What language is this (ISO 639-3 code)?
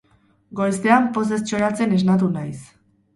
eus